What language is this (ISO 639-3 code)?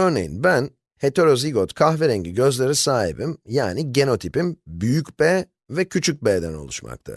tur